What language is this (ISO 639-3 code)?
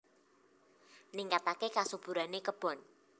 jav